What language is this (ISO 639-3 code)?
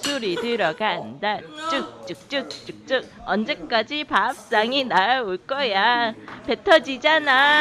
kor